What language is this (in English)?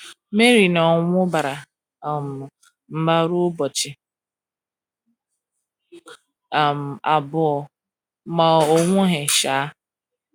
Igbo